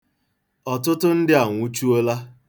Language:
Igbo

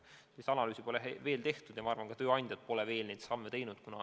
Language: Estonian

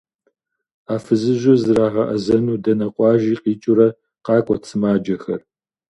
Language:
Kabardian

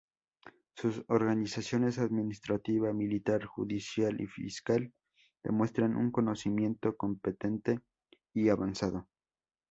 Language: Spanish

